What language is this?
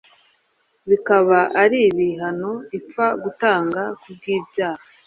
Kinyarwanda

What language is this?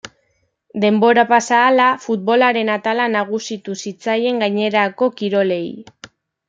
Basque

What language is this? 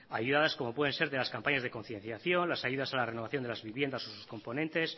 Spanish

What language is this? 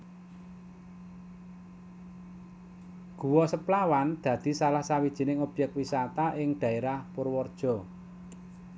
Javanese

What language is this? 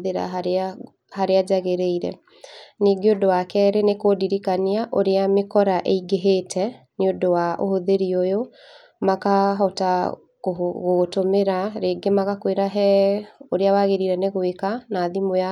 Kikuyu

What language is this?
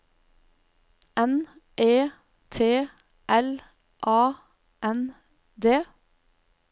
Norwegian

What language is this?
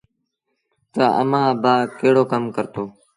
Sindhi Bhil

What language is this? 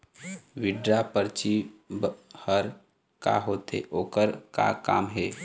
Chhattisgarhi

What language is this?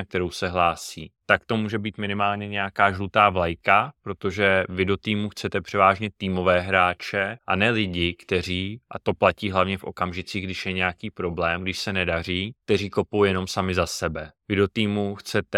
Czech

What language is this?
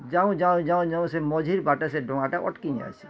Odia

